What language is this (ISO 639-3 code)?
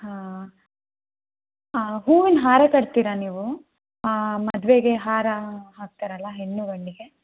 kan